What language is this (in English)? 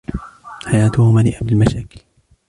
Arabic